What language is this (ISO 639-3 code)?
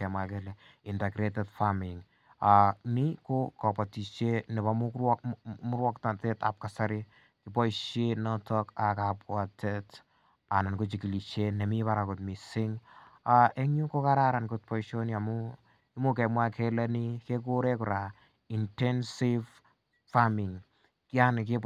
kln